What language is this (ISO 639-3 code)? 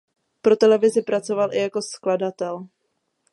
ces